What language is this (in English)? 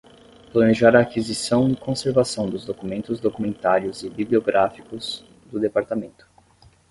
Portuguese